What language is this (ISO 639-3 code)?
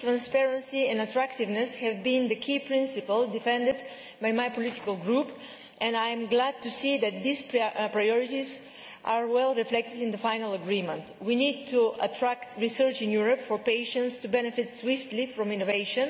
eng